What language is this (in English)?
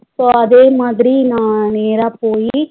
Tamil